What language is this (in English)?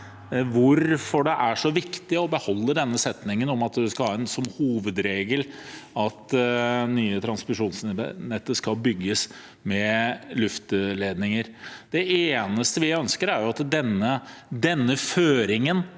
Norwegian